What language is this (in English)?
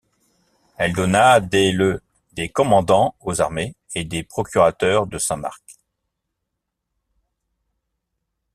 French